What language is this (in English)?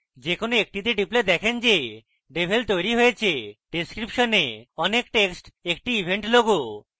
Bangla